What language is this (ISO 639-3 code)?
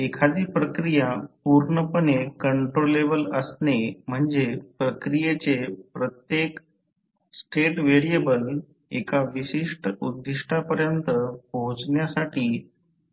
mar